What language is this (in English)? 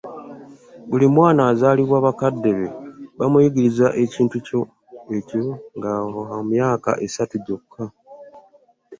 Ganda